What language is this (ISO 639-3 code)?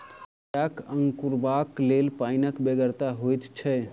mai